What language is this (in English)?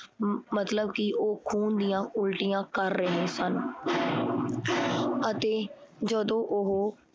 Punjabi